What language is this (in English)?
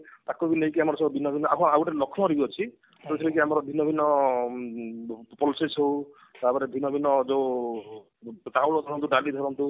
Odia